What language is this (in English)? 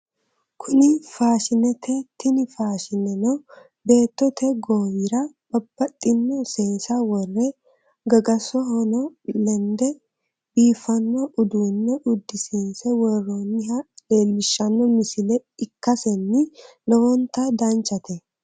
Sidamo